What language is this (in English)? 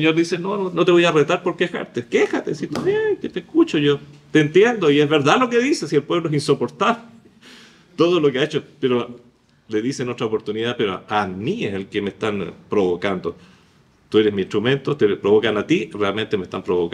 Spanish